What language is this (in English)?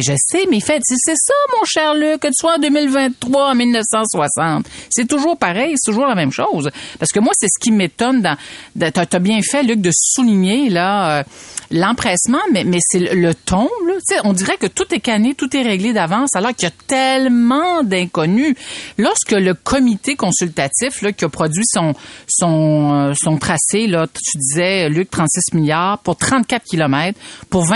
French